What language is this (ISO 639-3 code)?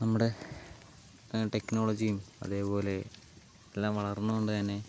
mal